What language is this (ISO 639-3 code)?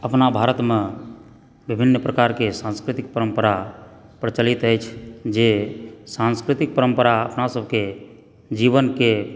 mai